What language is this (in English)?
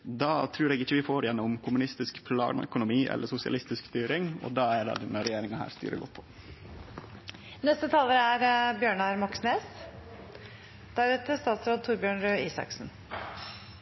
Norwegian